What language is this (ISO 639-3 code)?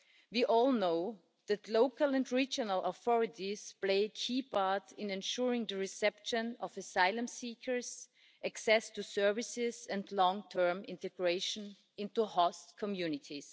eng